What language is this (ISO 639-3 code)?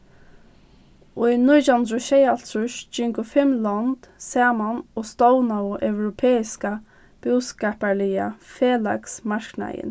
fao